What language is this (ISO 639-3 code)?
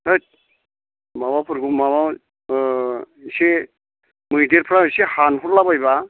brx